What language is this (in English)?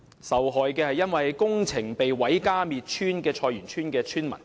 Cantonese